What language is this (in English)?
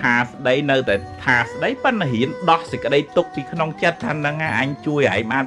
Vietnamese